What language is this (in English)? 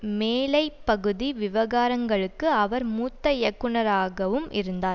Tamil